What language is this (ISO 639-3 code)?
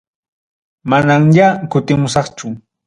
quy